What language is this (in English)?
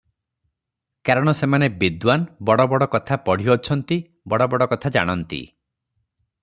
Odia